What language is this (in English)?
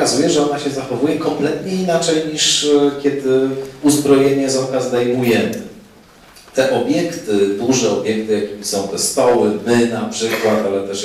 Polish